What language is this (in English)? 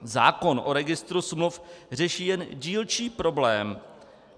Czech